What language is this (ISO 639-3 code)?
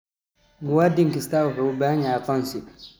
som